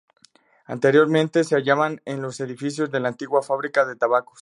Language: Spanish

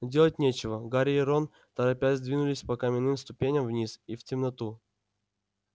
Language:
Russian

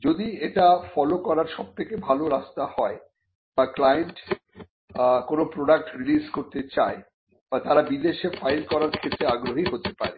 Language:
Bangla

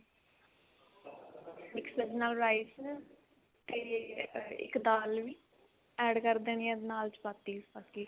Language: Punjabi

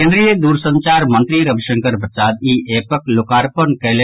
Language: Maithili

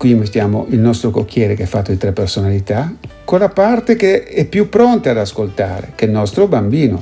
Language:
Italian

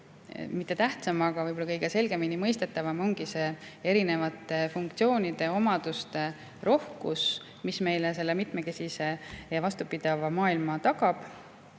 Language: Estonian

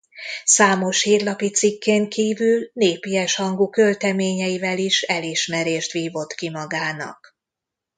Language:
Hungarian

